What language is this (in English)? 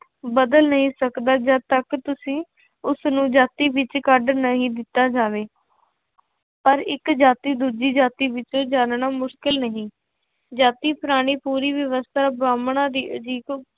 Punjabi